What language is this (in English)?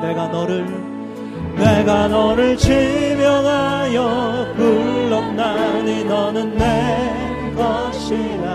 Korean